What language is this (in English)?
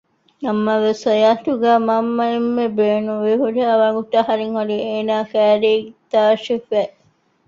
Divehi